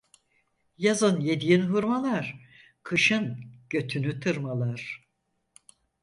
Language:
Turkish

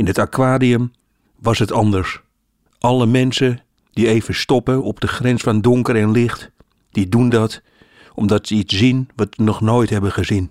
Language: Dutch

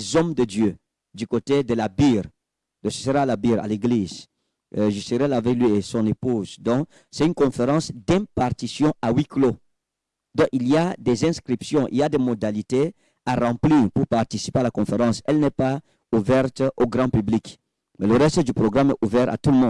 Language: French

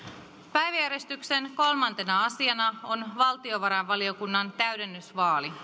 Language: Finnish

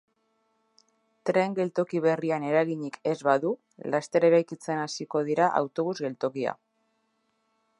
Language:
Basque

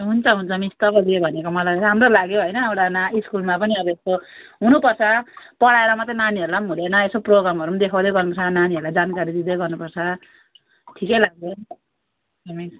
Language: Nepali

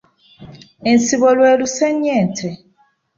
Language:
Ganda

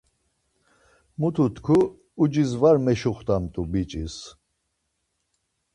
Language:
Laz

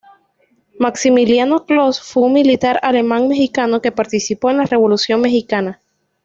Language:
Spanish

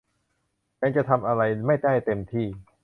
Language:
Thai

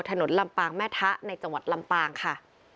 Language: Thai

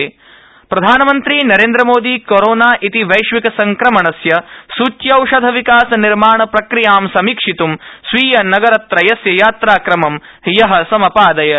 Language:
Sanskrit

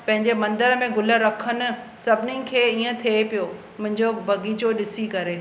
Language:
Sindhi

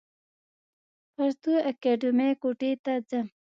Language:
Pashto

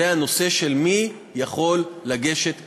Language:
Hebrew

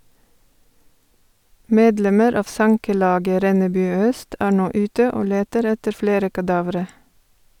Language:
Norwegian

